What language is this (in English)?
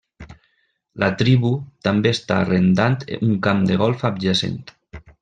Catalan